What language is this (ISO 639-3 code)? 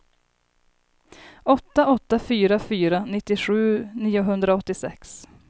swe